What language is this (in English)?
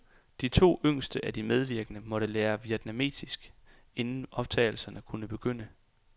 Danish